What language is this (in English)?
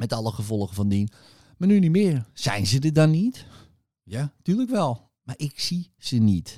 Dutch